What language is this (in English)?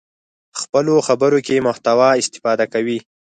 Pashto